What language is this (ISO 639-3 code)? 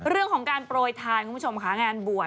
tha